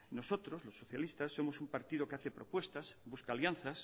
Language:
Spanish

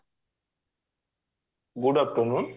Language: Odia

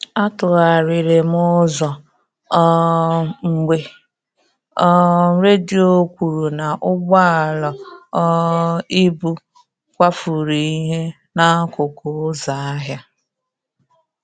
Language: Igbo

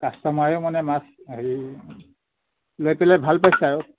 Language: Assamese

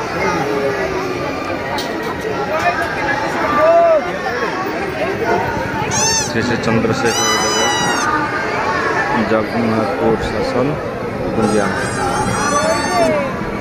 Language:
Romanian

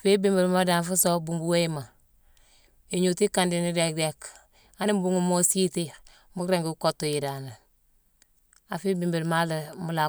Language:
Mansoanka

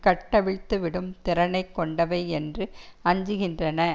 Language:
Tamil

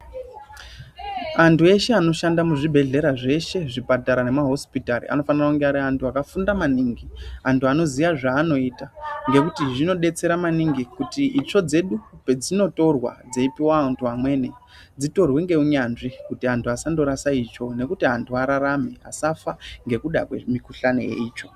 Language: Ndau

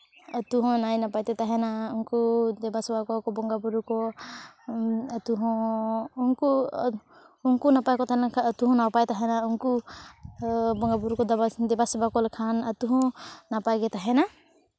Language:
Santali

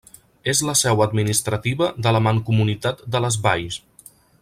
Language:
Catalan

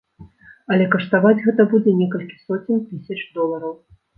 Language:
Belarusian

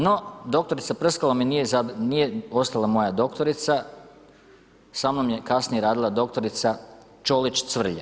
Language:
Croatian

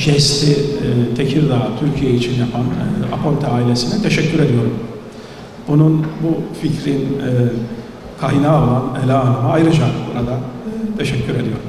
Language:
Turkish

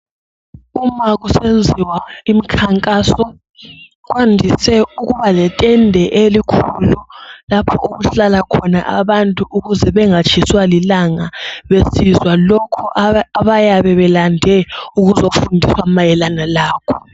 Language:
North Ndebele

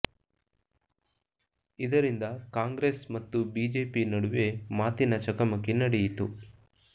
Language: Kannada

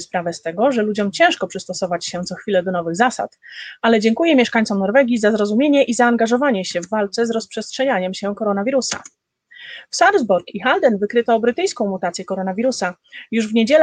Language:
Polish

